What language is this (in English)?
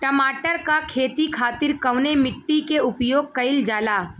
Bhojpuri